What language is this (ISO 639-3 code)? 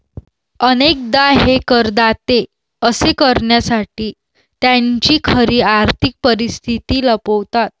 mar